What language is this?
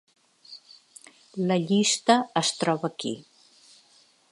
Catalan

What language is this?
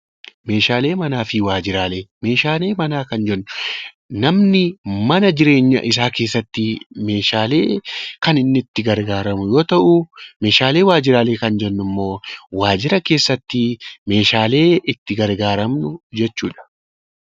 Oromo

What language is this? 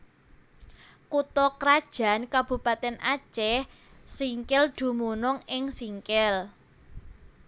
Javanese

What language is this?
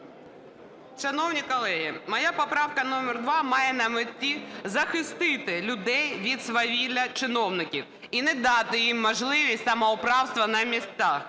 Ukrainian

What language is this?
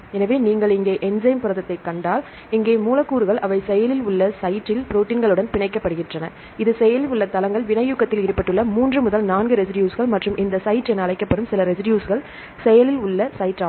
Tamil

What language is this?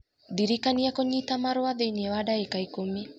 Kikuyu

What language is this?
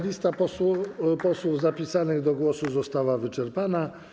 Polish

